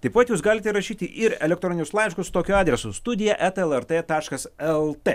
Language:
Lithuanian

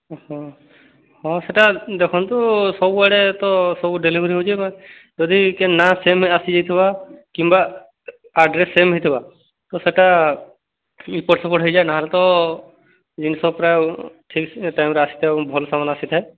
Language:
Odia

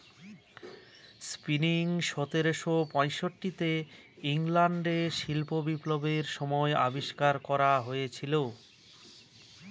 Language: Bangla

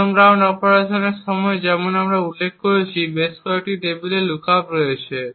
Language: Bangla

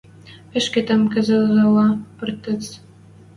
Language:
Western Mari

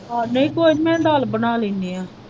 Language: Punjabi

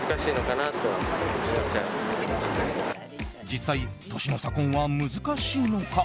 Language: Japanese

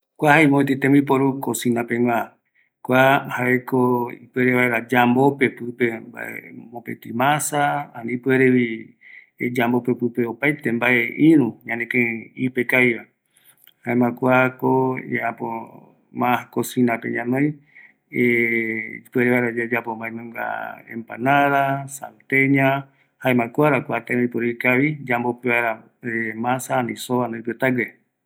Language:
Eastern Bolivian Guaraní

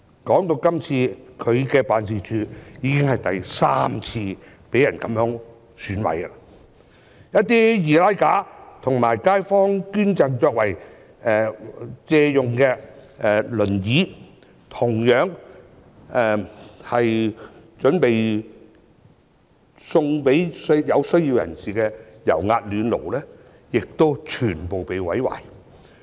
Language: Cantonese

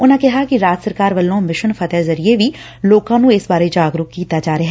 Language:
Punjabi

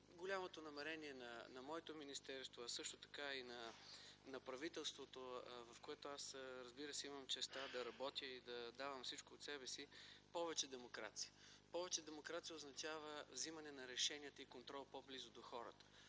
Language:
Bulgarian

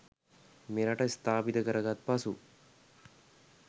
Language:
Sinhala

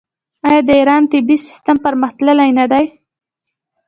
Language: Pashto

